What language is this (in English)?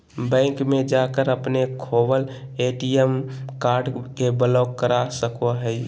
Magahi